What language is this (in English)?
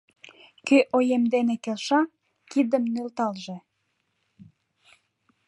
Mari